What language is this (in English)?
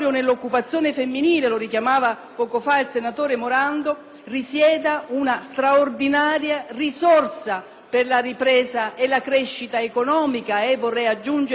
Italian